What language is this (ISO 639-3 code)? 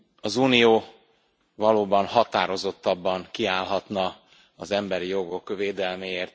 hun